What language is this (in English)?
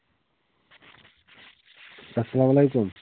Kashmiri